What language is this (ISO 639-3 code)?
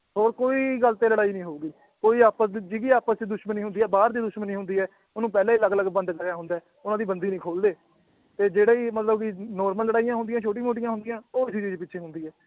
pan